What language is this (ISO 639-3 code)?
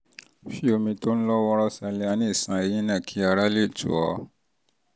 yor